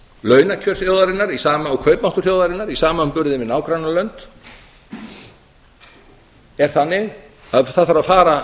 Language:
Icelandic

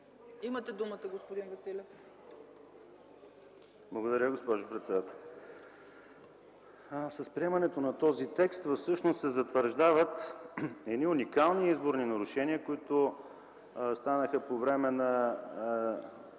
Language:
Bulgarian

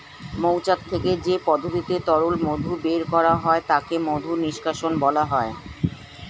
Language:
Bangla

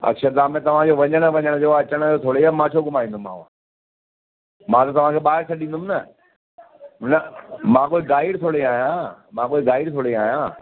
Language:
Sindhi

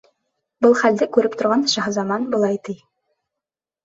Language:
Bashkir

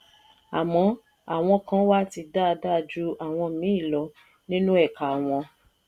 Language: Yoruba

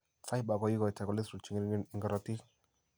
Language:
Kalenjin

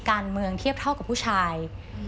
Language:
Thai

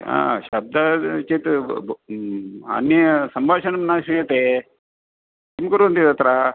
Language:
Sanskrit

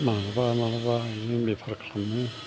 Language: Bodo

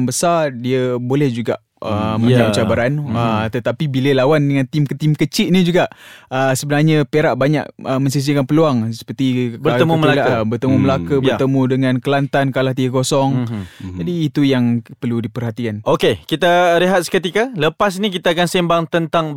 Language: Malay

